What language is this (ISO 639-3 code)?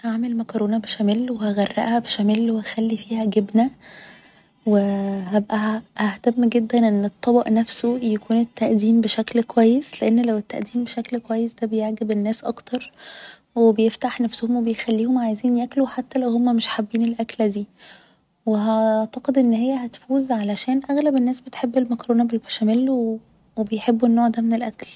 arz